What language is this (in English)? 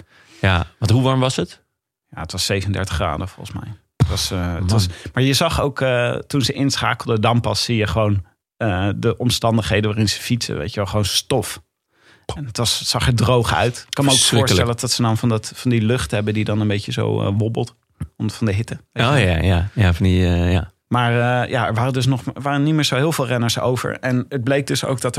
Dutch